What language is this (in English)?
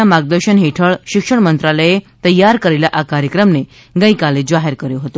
Gujarati